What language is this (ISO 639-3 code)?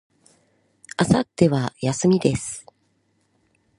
jpn